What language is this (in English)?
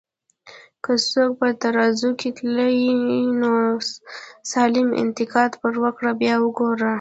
Pashto